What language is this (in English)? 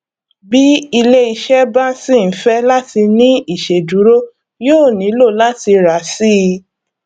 Yoruba